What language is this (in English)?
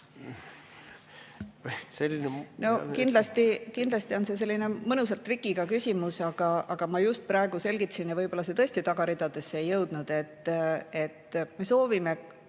Estonian